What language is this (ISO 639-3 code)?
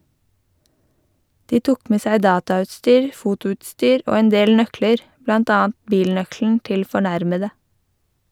nor